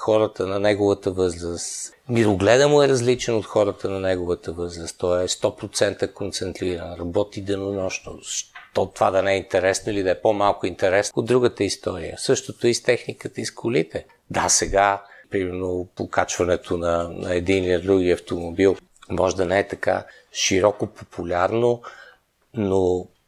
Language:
Bulgarian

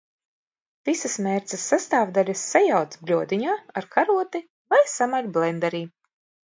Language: Latvian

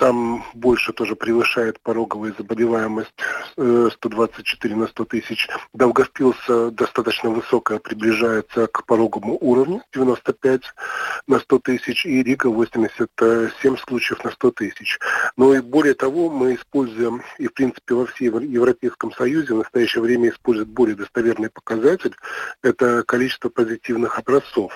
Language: Russian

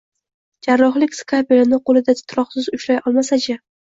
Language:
Uzbek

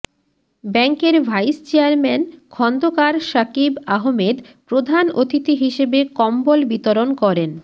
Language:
Bangla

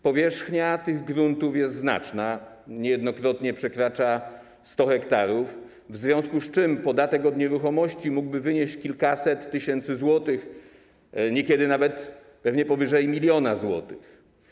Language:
Polish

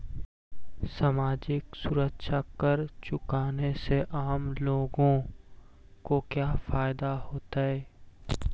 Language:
Magahi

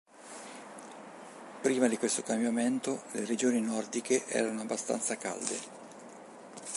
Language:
Italian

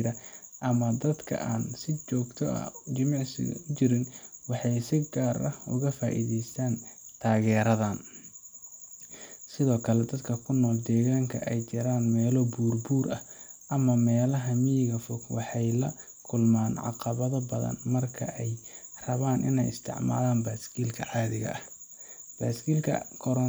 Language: Somali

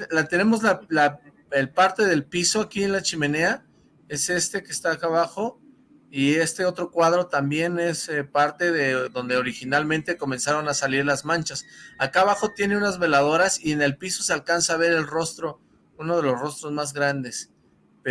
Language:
Spanish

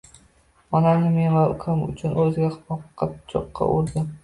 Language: Uzbek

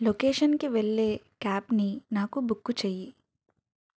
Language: Telugu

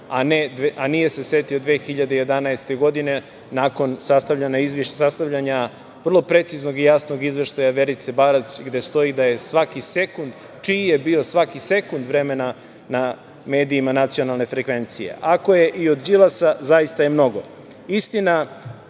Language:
Serbian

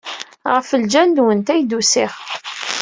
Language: Kabyle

